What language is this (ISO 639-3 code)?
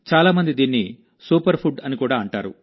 tel